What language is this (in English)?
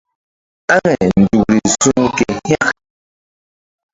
Mbum